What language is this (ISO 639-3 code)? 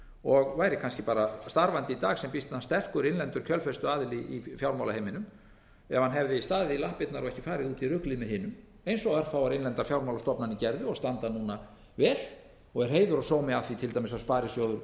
isl